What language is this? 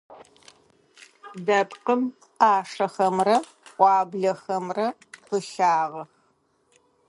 Adyghe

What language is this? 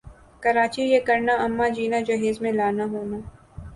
Urdu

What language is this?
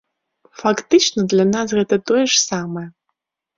Belarusian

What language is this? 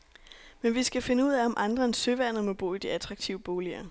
Danish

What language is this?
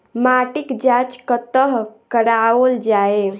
Maithili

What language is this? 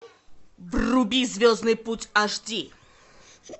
Russian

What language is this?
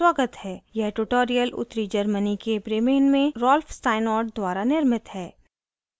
Hindi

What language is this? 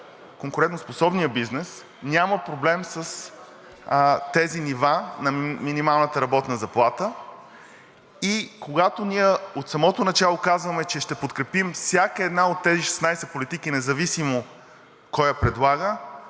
Bulgarian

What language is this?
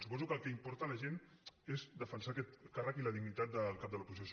Catalan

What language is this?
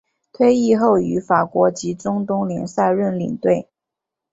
Chinese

